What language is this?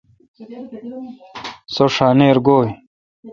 Kalkoti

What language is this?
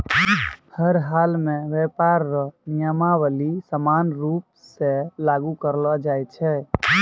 Maithili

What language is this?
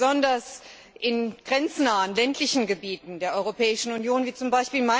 German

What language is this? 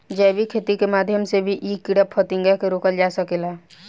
Bhojpuri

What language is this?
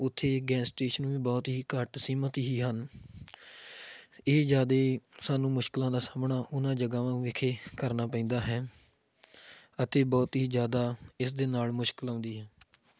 Punjabi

